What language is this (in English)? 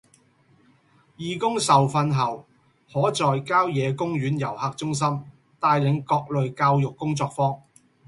Cantonese